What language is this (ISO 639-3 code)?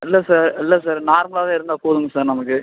tam